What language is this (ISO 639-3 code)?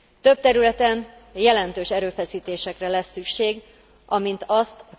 hun